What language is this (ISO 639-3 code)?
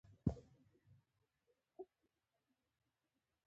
pus